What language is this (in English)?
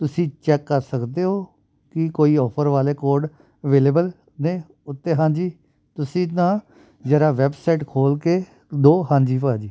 Punjabi